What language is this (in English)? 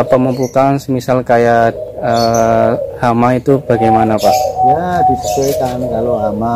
Indonesian